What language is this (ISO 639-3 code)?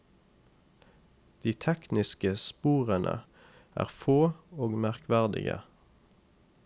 nor